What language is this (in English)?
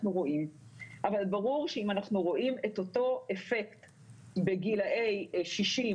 Hebrew